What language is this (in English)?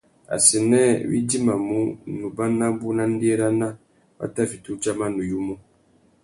Tuki